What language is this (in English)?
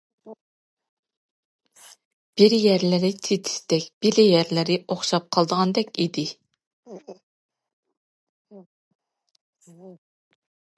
Uyghur